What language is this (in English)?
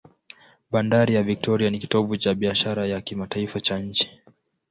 Swahili